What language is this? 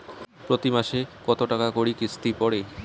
Bangla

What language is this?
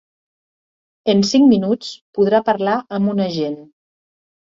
Catalan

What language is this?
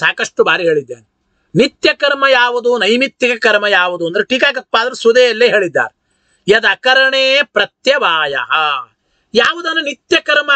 Arabic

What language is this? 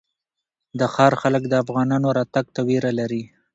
Pashto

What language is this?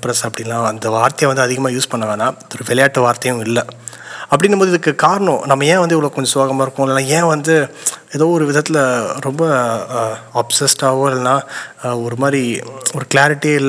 Tamil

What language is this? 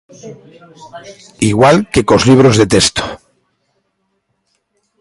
Galician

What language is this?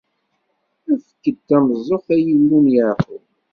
Kabyle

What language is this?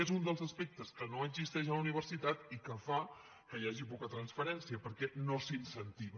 Catalan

